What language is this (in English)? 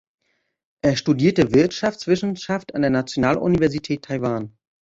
German